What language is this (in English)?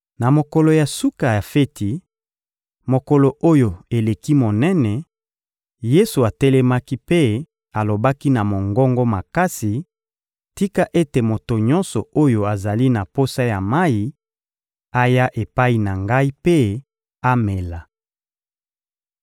Lingala